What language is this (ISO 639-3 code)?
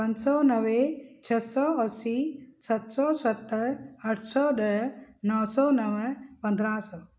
snd